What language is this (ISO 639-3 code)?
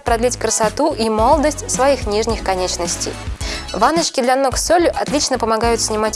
rus